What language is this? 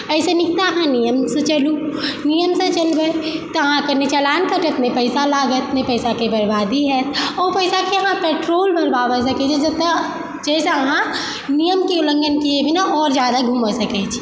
Maithili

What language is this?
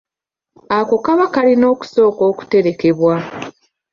Ganda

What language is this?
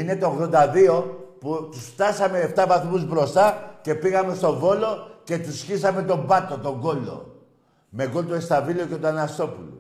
Greek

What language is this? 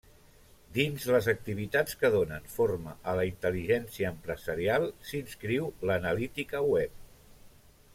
Catalan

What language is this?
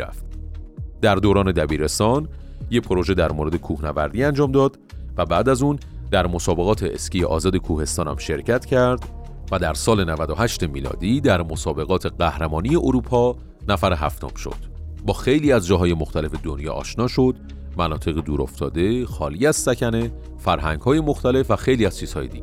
Persian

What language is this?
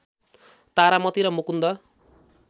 Nepali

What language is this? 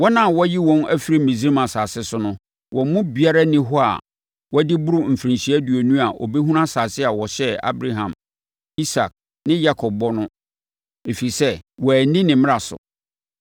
Akan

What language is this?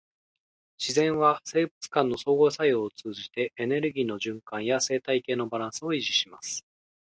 Japanese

